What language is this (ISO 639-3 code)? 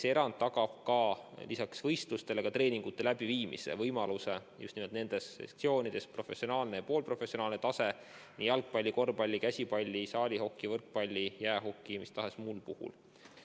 est